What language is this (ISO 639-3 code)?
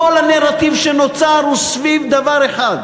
heb